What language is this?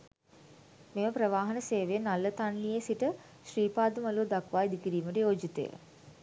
Sinhala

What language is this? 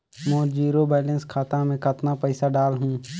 Chhattisgarhi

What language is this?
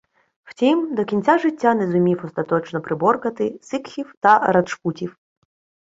Ukrainian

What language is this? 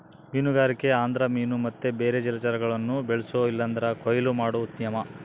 Kannada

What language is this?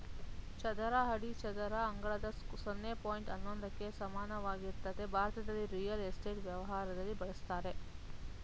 Kannada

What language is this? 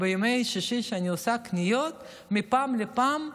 Hebrew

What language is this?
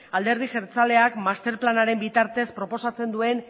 Basque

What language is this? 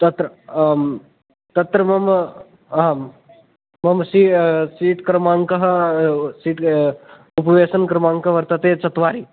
Sanskrit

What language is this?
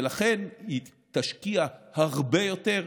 Hebrew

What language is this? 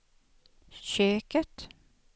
Swedish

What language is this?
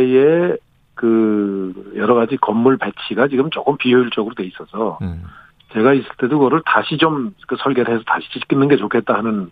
Korean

